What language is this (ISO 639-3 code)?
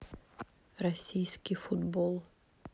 rus